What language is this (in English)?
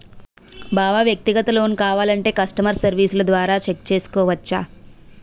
Telugu